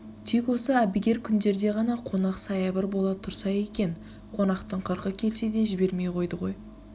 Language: Kazakh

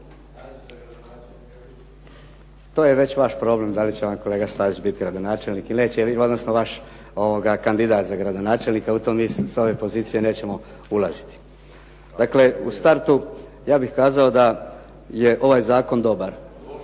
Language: Croatian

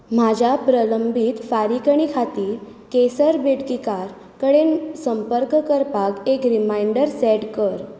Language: Konkani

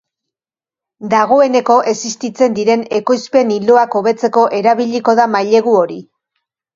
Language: Basque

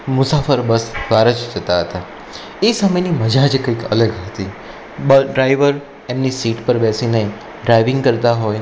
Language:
Gujarati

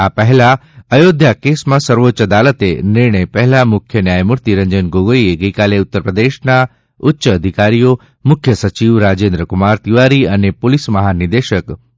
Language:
Gujarati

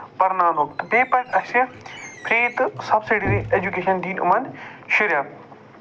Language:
Kashmiri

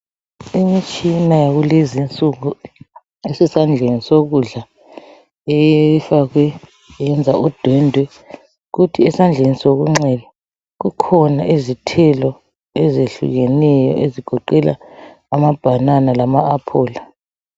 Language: North Ndebele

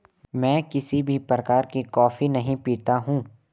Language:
Hindi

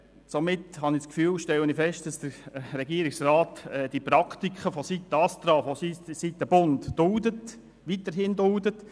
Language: Swiss German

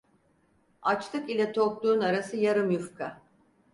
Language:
Turkish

